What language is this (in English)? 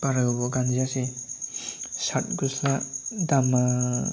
Bodo